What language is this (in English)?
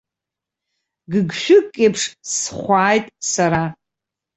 Abkhazian